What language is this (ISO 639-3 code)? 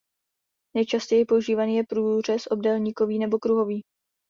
ces